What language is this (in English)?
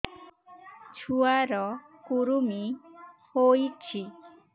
Odia